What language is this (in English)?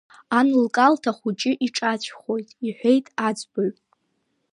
Abkhazian